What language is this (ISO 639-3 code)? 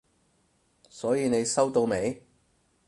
yue